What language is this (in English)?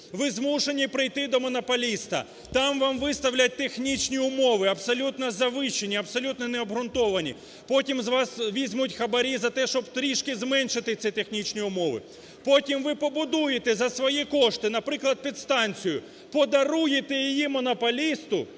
Ukrainian